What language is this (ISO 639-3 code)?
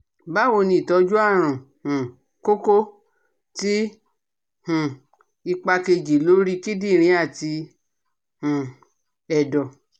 yor